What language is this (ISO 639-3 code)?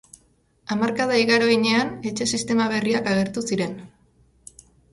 eus